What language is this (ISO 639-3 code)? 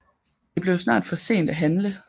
dan